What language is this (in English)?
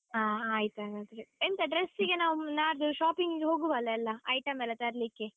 Kannada